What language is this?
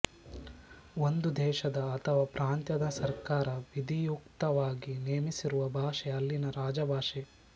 Kannada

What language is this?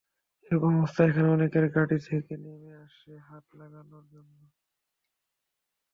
Bangla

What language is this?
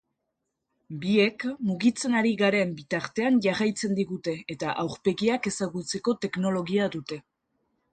Basque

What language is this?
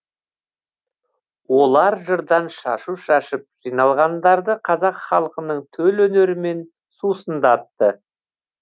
Kazakh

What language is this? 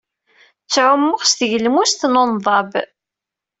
Kabyle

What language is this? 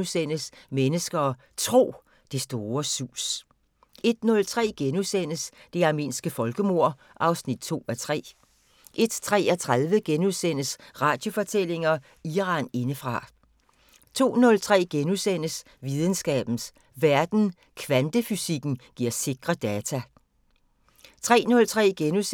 Danish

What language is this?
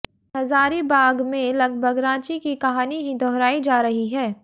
Hindi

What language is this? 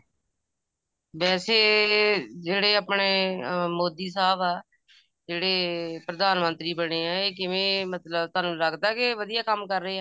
Punjabi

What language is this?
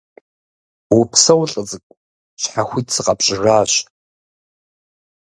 Kabardian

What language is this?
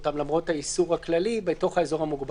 Hebrew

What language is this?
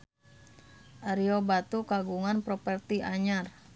Sundanese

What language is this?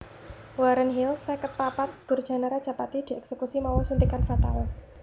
Javanese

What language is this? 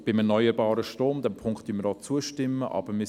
Swiss German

